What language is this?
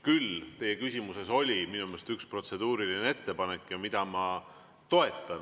Estonian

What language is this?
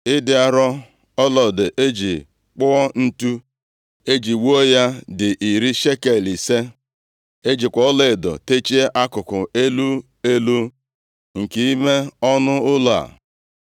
Igbo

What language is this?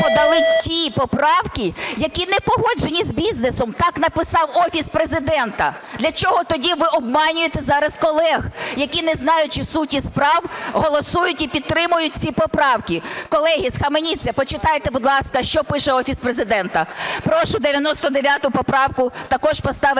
Ukrainian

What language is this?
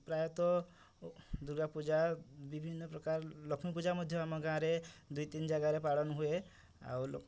Odia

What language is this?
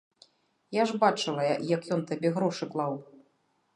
Belarusian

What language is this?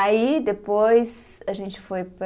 Portuguese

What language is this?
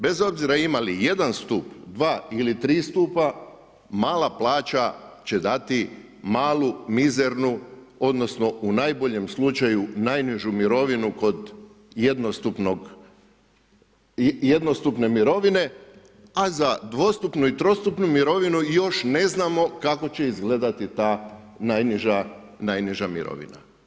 Croatian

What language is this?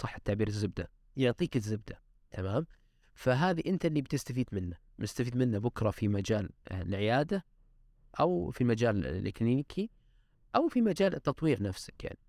Arabic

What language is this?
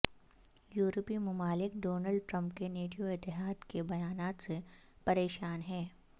Urdu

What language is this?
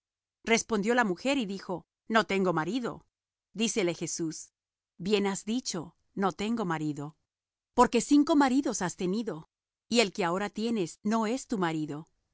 Spanish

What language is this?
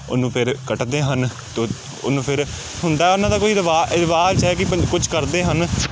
Punjabi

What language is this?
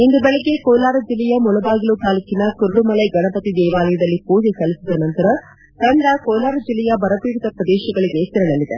Kannada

